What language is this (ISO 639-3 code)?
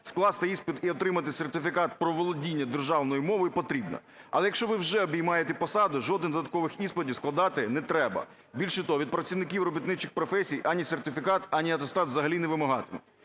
ukr